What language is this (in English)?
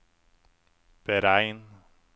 Norwegian